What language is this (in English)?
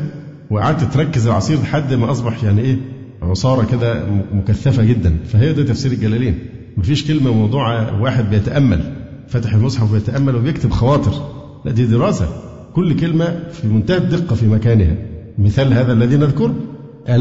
Arabic